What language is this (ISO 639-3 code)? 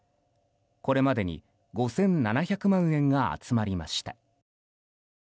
jpn